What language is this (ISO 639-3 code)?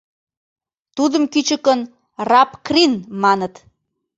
chm